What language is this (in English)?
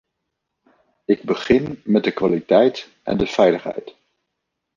Dutch